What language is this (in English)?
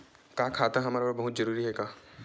Chhattisgarhi